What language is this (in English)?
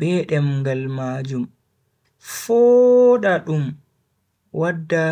Bagirmi Fulfulde